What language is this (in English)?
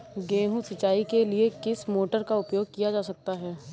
Hindi